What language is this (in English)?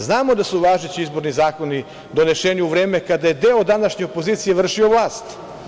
Serbian